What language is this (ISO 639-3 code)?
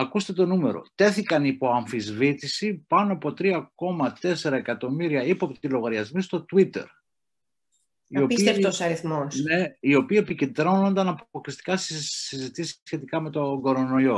ell